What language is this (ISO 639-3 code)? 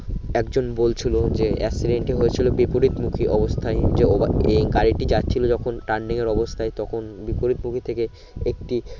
ben